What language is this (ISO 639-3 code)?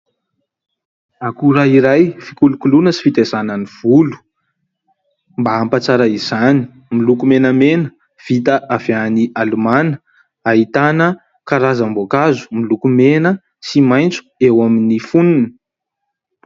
mlg